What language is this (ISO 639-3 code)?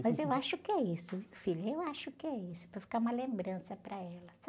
por